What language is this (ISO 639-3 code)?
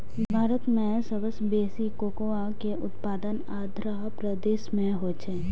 mai